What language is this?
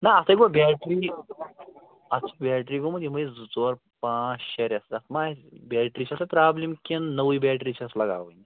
Kashmiri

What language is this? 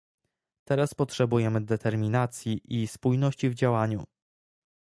Polish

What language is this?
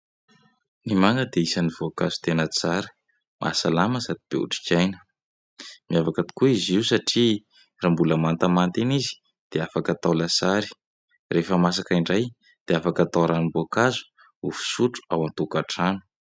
Malagasy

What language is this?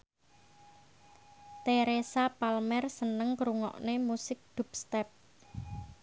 Javanese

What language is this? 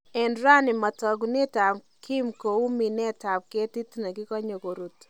Kalenjin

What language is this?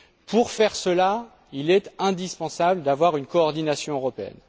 French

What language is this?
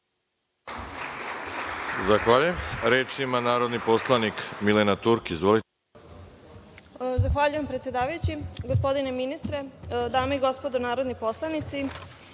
Serbian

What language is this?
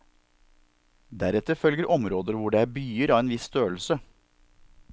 Norwegian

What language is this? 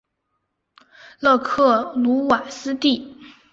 Chinese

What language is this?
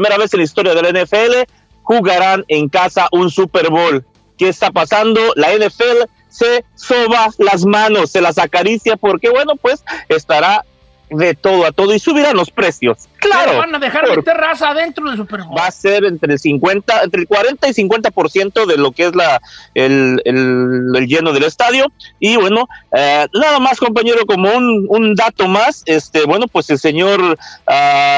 Spanish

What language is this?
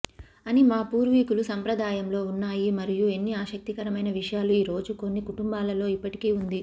Telugu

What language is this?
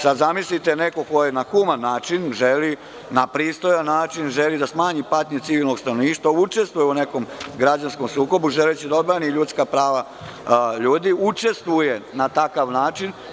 Serbian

